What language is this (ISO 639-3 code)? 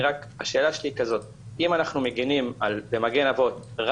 heb